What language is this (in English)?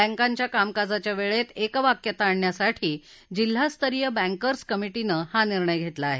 Marathi